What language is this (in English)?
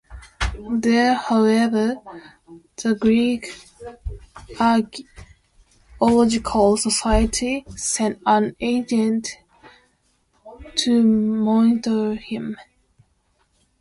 English